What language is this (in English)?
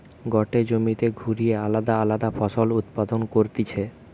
Bangla